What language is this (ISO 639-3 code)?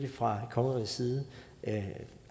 dan